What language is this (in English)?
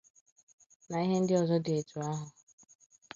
Igbo